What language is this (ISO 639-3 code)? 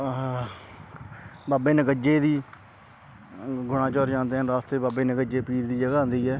pan